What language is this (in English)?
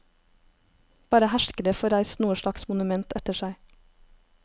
Norwegian